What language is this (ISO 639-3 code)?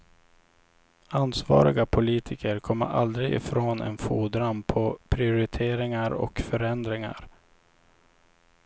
swe